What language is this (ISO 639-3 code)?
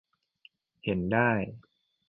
tha